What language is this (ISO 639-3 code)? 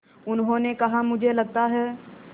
hin